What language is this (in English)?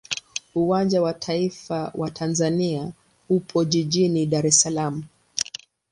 Swahili